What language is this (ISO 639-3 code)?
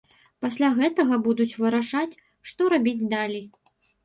bel